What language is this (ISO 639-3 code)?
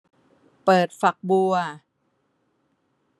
tha